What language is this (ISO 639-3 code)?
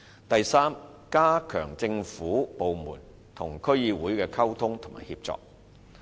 yue